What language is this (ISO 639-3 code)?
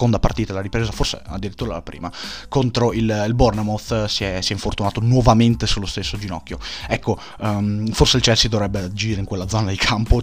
ita